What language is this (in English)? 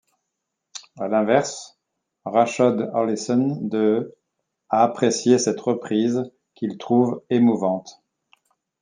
French